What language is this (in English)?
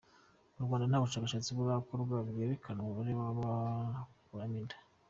Kinyarwanda